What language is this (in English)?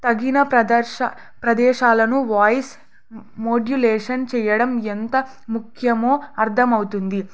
Telugu